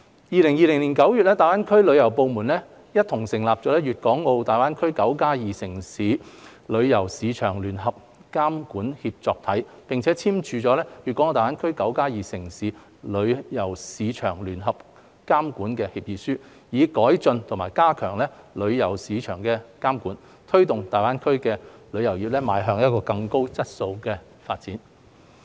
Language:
Cantonese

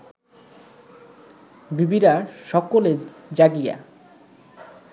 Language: Bangla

